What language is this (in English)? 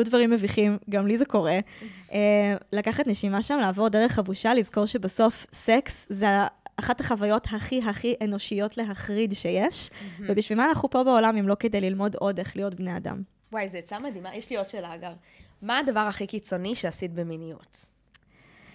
Hebrew